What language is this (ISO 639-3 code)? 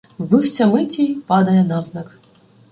ukr